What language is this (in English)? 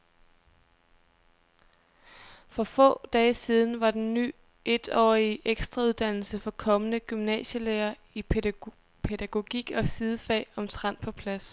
Danish